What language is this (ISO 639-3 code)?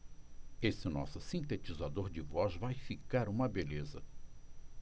por